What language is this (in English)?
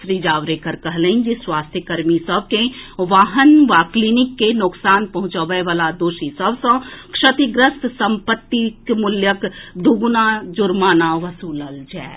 Maithili